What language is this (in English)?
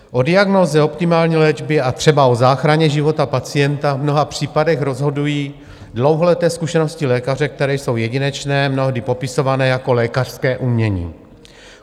Czech